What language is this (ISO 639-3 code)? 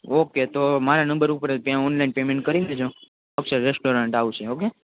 guj